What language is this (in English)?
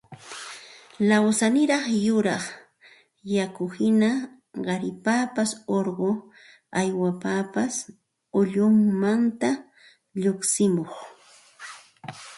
Santa Ana de Tusi Pasco Quechua